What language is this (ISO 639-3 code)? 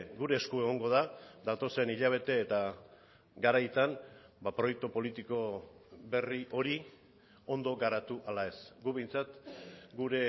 eus